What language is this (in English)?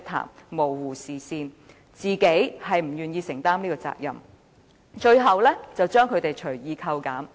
Cantonese